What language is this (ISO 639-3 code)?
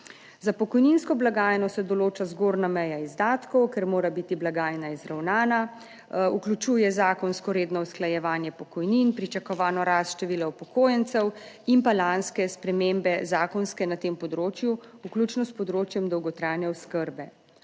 slv